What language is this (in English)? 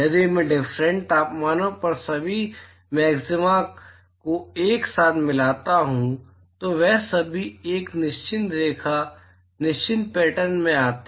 Hindi